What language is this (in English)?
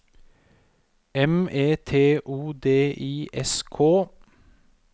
Norwegian